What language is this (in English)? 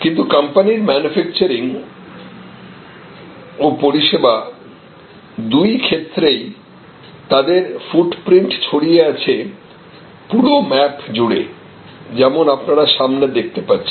Bangla